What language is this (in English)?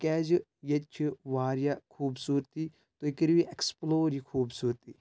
Kashmiri